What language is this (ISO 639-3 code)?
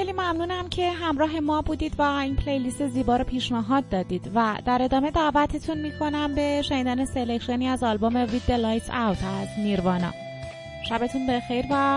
fas